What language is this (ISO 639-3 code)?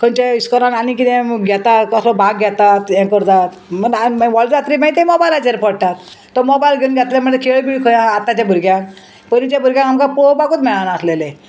kok